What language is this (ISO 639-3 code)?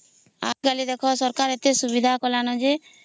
ori